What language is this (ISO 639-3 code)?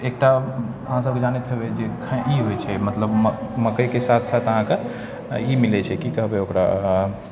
mai